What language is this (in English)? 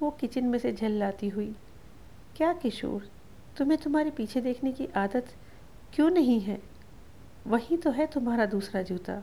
Hindi